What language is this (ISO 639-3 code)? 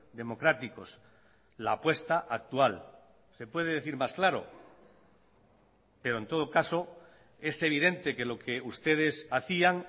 spa